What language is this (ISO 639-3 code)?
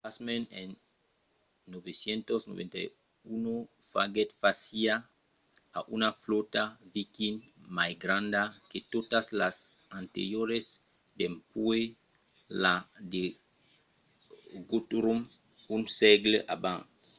oci